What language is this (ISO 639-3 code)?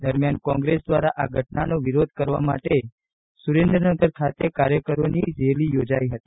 guj